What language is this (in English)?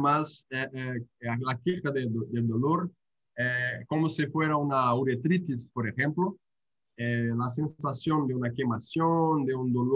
Spanish